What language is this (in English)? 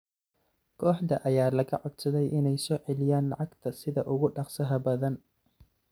Somali